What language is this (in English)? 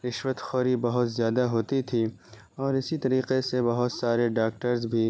Urdu